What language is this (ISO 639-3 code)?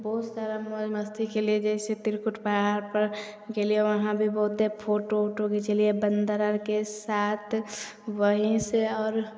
mai